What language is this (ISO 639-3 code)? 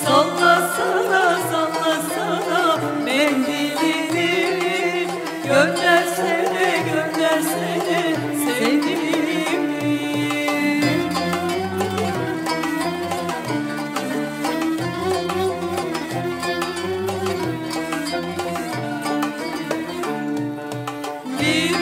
tur